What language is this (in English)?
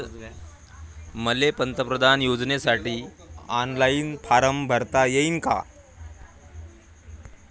Marathi